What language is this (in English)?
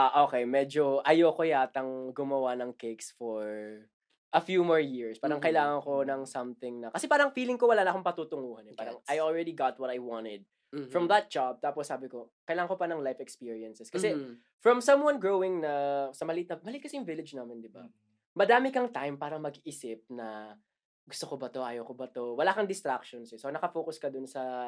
Filipino